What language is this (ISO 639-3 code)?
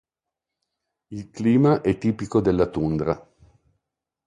ita